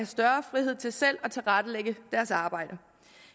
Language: Danish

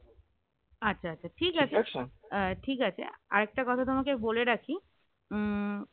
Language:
Bangla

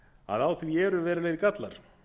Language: Icelandic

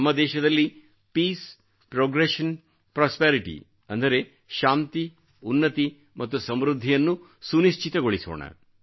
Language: Kannada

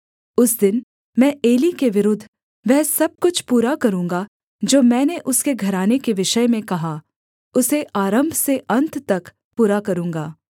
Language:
Hindi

